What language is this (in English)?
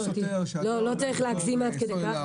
Hebrew